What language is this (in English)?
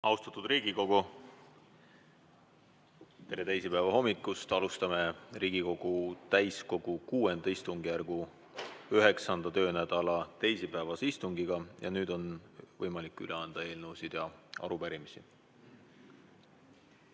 Estonian